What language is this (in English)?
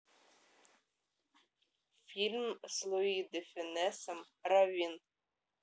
Russian